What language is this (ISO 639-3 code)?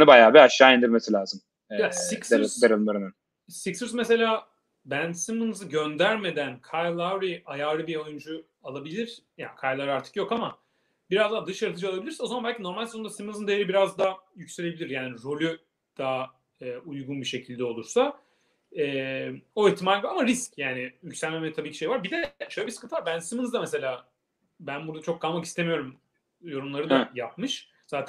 tur